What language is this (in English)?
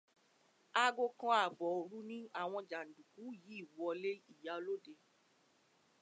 Yoruba